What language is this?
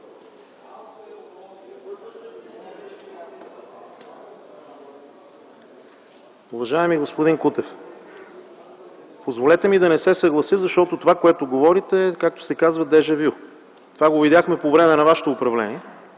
Bulgarian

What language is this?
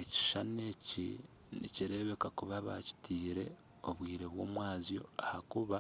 Nyankole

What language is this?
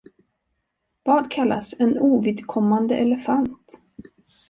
Swedish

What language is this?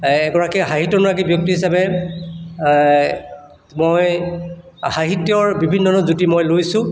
Assamese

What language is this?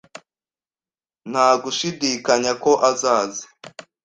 Kinyarwanda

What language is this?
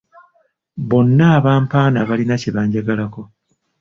Ganda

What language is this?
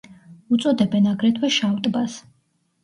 Georgian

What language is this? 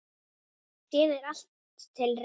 Icelandic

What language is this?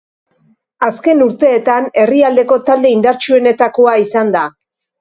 Basque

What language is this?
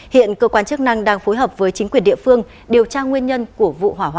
Vietnamese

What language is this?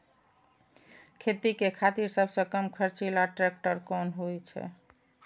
Maithili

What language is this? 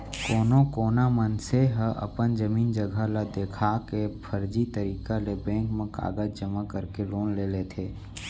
Chhattisgarhi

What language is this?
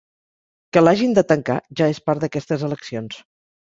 Catalan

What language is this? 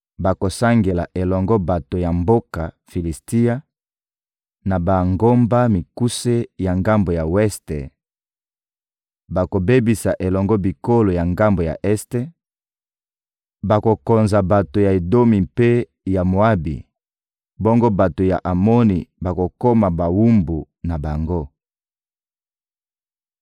Lingala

